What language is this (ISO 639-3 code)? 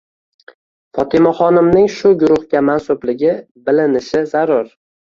uzb